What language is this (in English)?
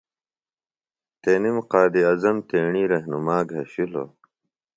Phalura